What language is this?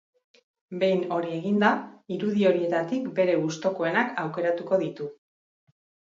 Basque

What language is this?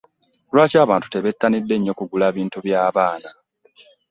Ganda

